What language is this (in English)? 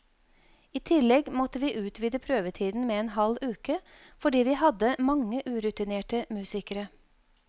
Norwegian